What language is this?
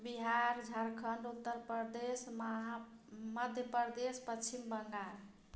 Maithili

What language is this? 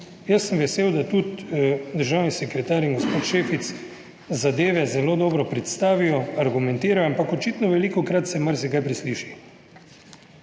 Slovenian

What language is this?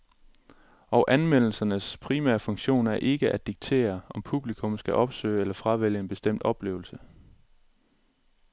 Danish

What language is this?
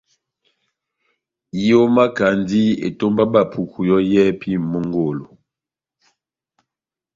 Batanga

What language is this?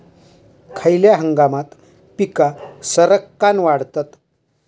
Marathi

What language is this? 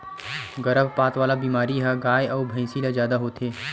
Chhattisgarhi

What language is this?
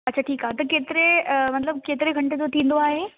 Sindhi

